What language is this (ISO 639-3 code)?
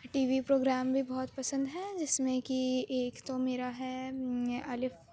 urd